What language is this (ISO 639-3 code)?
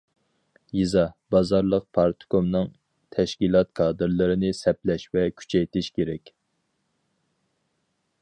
uig